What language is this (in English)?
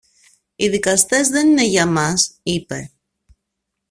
Greek